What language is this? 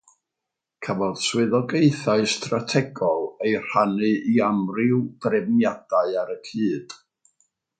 Welsh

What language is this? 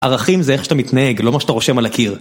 Hebrew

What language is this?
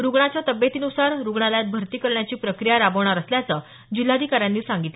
Marathi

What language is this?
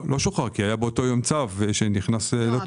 Hebrew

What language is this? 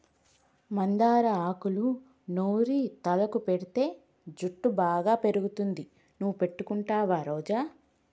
Telugu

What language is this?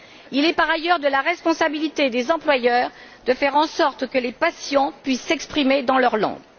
French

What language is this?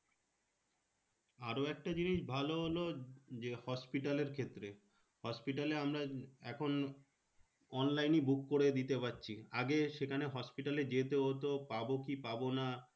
Bangla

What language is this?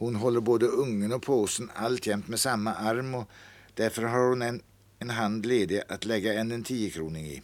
Swedish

